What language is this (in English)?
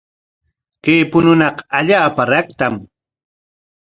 Corongo Ancash Quechua